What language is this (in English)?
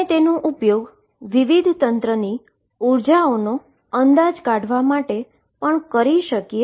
Gujarati